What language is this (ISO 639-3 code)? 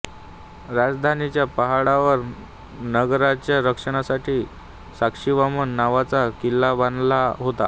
mar